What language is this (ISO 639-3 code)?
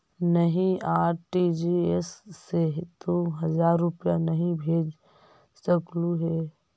mag